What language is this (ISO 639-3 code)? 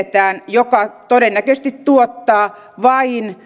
fin